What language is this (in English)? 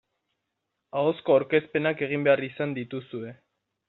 Basque